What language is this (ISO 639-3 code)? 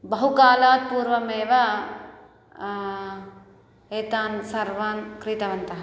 san